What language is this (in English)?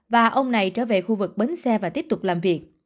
Vietnamese